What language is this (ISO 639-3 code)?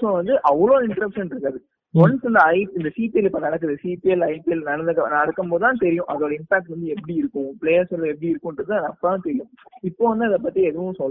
tam